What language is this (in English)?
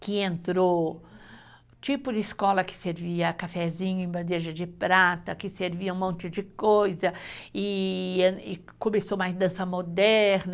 Portuguese